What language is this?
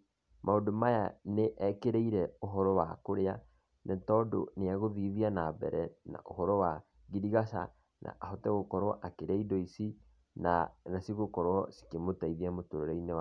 Kikuyu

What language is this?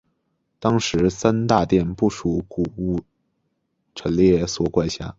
Chinese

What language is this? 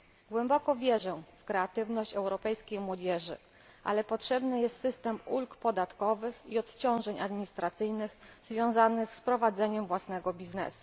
Polish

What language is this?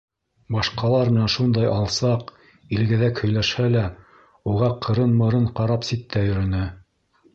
Bashkir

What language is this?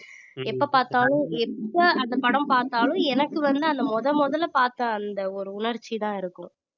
Tamil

